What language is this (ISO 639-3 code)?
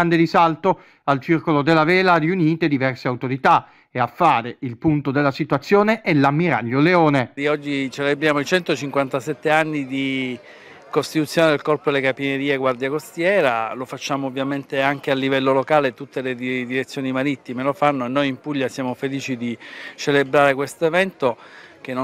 ita